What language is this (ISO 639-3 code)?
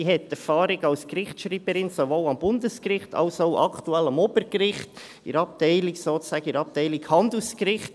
gsw